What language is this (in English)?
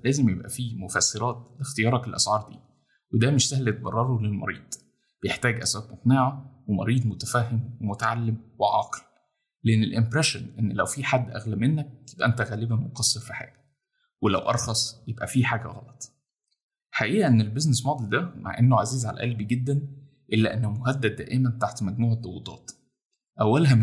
Arabic